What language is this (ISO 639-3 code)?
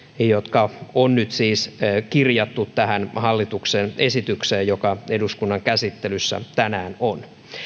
fin